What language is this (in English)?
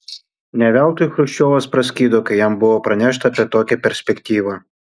Lithuanian